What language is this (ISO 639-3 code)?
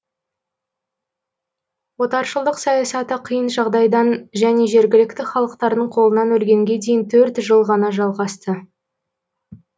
kaz